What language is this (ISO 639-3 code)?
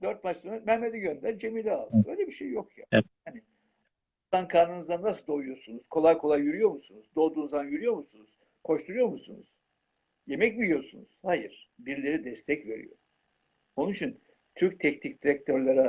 tur